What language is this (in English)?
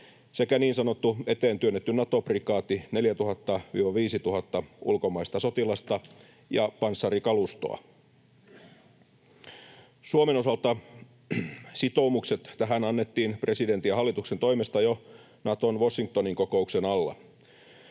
Finnish